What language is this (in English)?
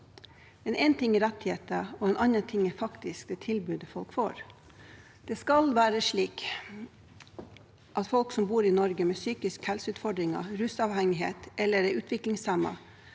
Norwegian